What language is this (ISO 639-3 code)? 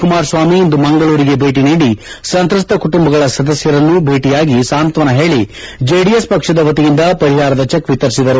kan